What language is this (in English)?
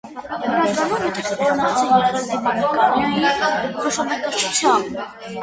Armenian